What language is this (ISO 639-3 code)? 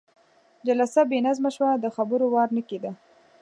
pus